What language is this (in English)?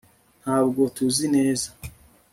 Kinyarwanda